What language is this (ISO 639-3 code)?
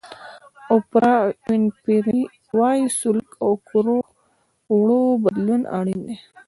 pus